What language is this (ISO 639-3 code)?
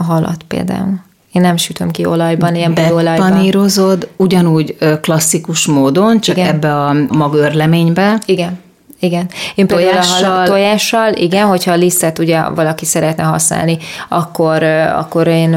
hun